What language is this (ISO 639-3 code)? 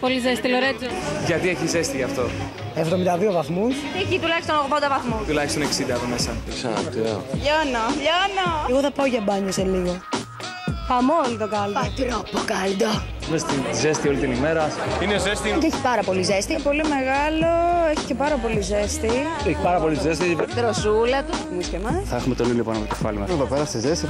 ell